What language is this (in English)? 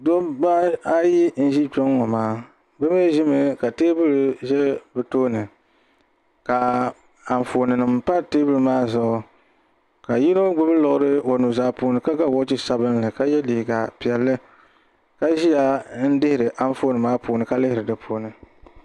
Dagbani